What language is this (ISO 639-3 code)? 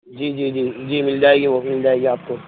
urd